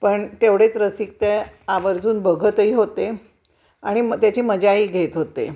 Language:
Marathi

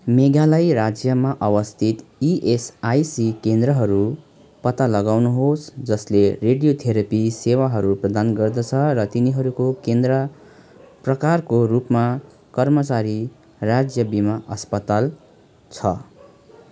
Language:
Nepali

